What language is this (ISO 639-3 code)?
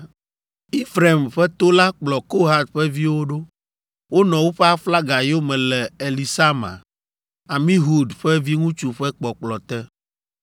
ewe